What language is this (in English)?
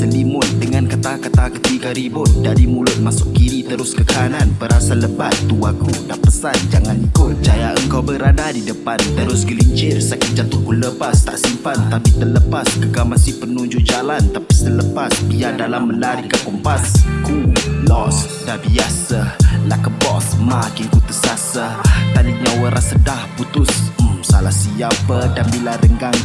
Malay